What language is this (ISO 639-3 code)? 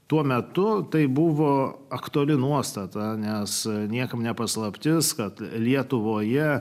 lit